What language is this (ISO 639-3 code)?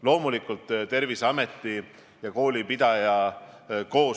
est